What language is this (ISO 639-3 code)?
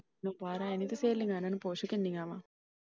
pan